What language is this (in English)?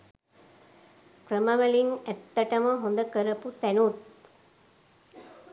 Sinhala